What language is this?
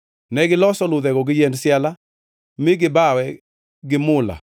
Luo (Kenya and Tanzania)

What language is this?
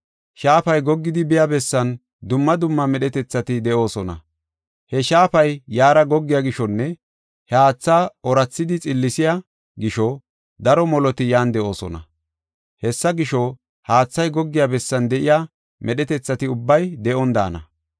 Gofa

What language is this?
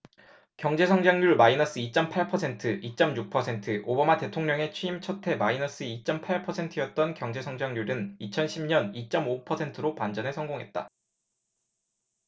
Korean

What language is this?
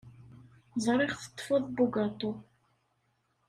Kabyle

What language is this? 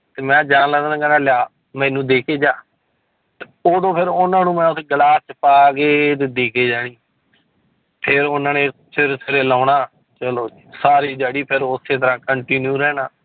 Punjabi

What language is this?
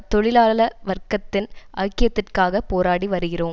Tamil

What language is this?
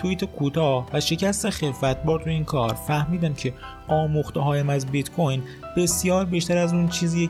Persian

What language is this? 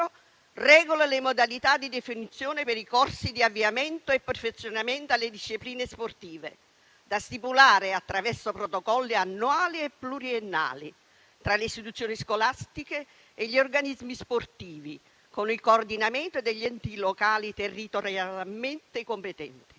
Italian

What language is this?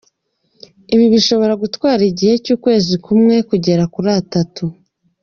Kinyarwanda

